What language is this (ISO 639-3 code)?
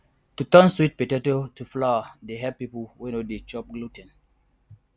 pcm